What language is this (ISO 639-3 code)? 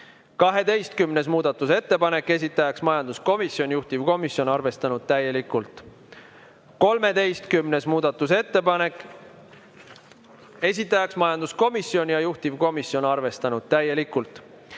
est